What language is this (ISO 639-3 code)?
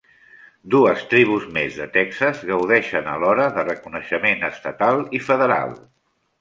cat